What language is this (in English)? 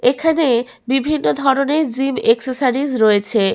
Bangla